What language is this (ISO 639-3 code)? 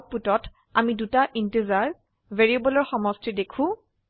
asm